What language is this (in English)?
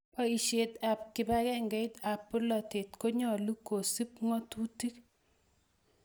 Kalenjin